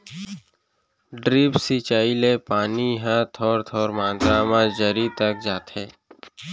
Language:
Chhattisgarhi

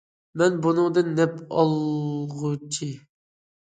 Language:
Uyghur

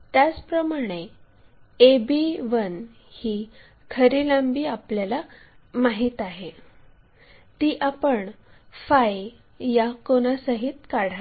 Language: Marathi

